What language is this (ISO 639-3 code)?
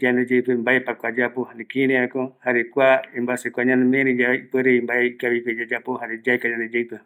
gui